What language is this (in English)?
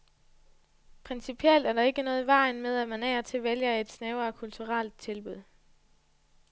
Danish